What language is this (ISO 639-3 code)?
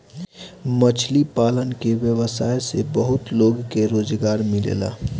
bho